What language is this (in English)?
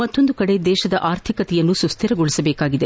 Kannada